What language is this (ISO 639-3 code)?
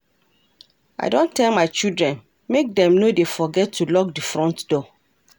pcm